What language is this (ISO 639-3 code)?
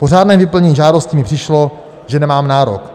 ces